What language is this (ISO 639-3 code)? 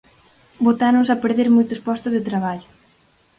glg